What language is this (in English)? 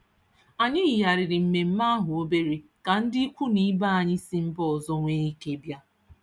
Igbo